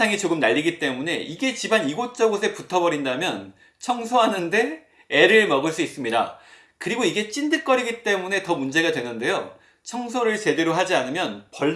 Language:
Korean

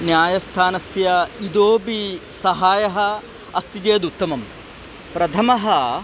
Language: Sanskrit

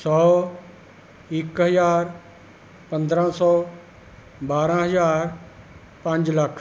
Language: Punjabi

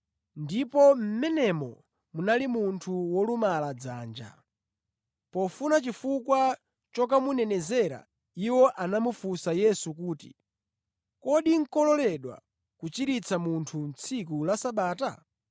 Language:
Nyanja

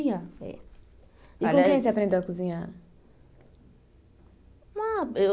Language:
Portuguese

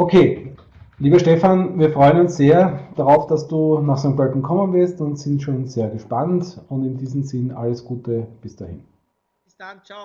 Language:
German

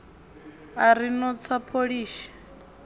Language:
Venda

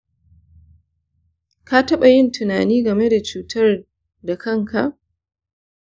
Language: Hausa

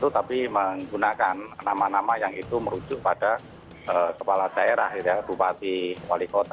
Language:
Indonesian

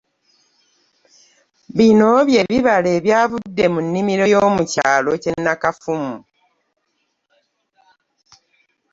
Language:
Ganda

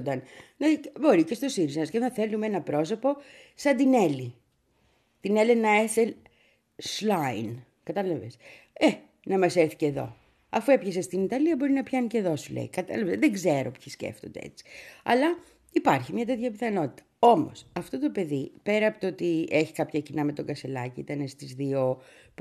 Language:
Greek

